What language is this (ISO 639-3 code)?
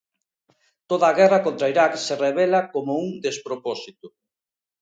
glg